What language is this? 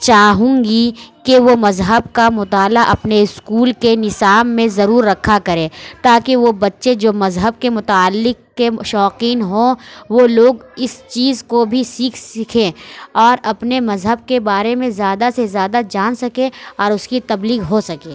Urdu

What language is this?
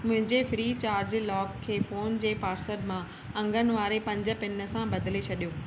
Sindhi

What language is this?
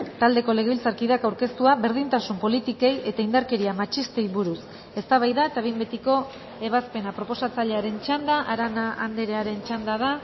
Basque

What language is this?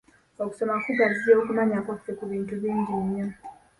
Ganda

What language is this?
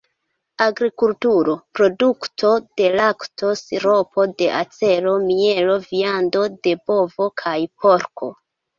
Esperanto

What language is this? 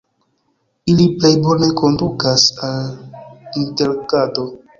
Esperanto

